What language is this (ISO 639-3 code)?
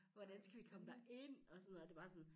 dan